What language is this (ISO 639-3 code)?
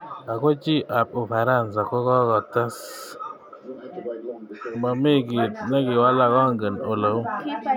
kln